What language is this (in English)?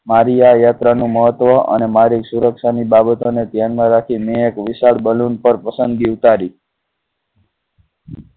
Gujarati